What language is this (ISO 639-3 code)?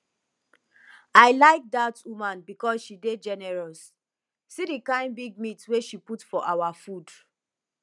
pcm